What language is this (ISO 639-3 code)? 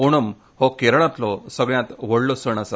kok